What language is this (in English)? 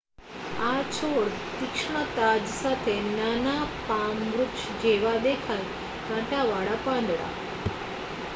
Gujarati